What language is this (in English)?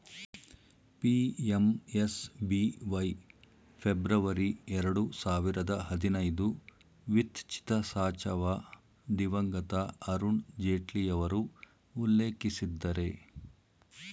Kannada